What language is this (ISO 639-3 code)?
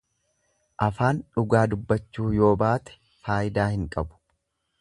orm